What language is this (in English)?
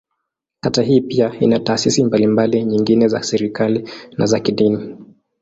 Swahili